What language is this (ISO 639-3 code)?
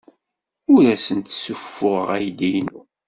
kab